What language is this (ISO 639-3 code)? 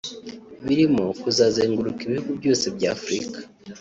kin